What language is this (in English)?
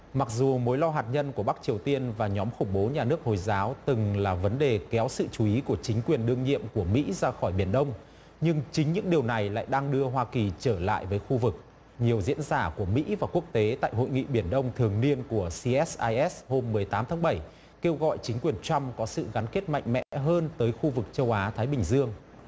Vietnamese